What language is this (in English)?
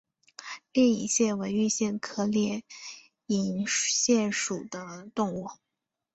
Chinese